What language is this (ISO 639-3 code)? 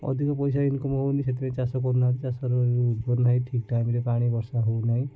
ori